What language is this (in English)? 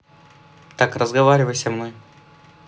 Russian